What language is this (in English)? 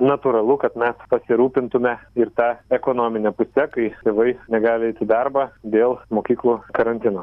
Lithuanian